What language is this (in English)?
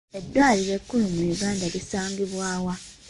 Ganda